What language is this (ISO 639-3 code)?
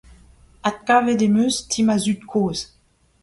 bre